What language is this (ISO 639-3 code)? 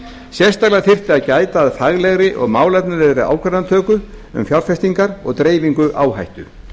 isl